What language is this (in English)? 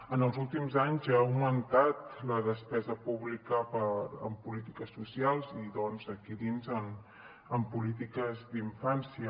Catalan